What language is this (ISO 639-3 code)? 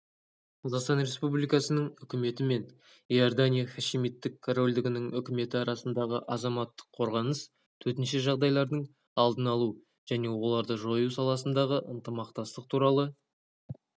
kaz